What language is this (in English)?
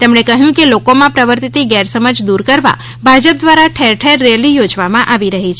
Gujarati